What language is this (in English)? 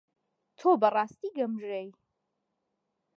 Central Kurdish